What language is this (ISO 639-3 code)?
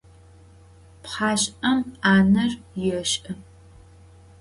ady